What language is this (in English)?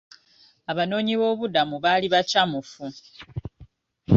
Ganda